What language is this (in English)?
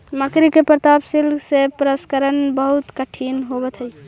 Magahi